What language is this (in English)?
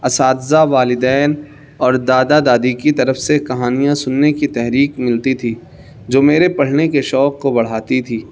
Urdu